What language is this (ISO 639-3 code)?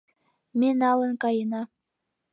chm